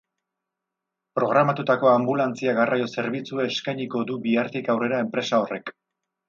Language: Basque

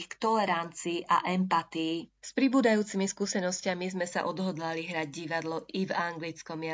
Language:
Slovak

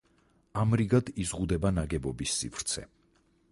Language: Georgian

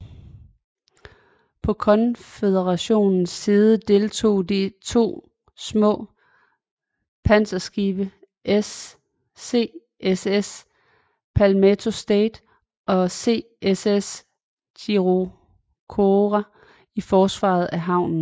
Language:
Danish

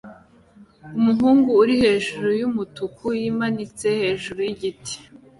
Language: Kinyarwanda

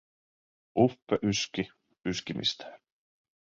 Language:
Finnish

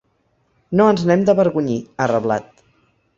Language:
Catalan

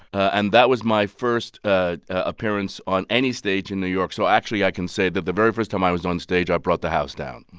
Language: English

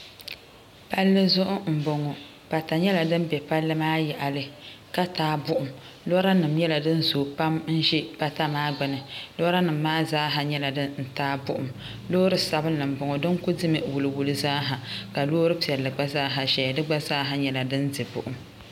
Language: Dagbani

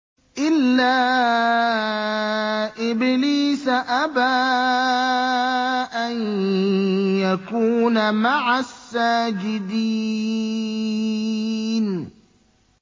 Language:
Arabic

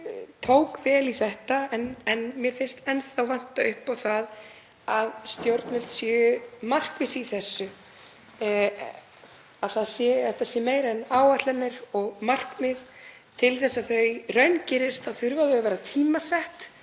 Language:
Icelandic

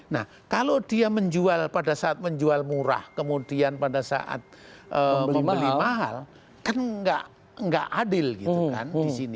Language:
Indonesian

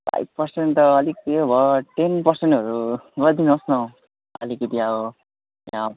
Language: Nepali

